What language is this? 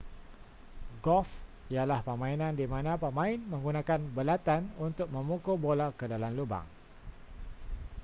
Malay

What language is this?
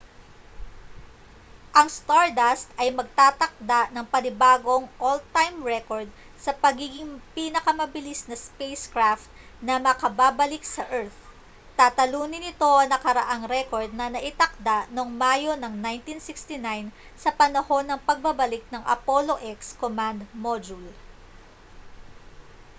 Filipino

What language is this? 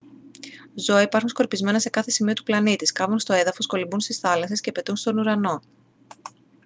Greek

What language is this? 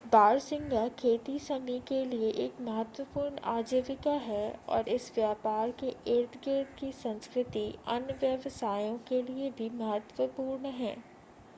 Hindi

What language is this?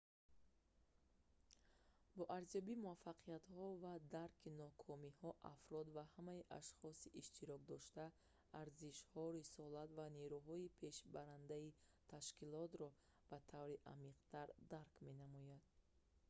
Tajik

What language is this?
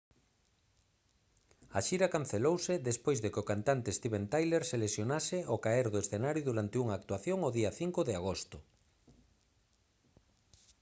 Galician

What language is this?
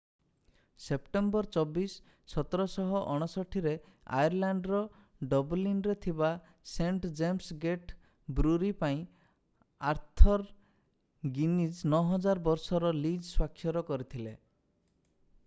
Odia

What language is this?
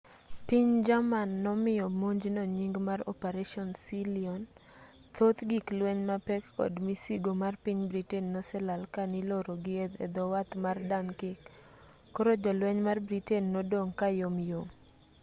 Luo (Kenya and Tanzania)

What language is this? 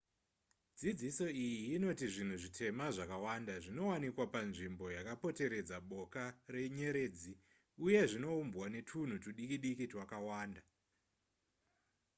Shona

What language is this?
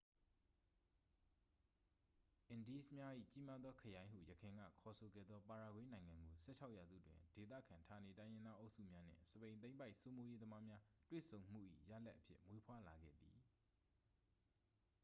Burmese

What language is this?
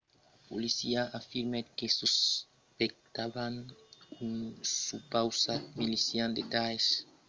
Occitan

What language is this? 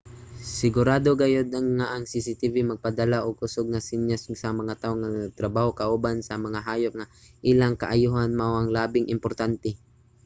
Cebuano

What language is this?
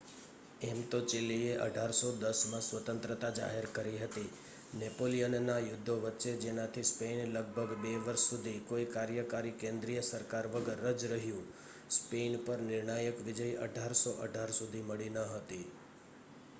Gujarati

